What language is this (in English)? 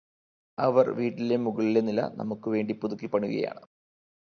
Malayalam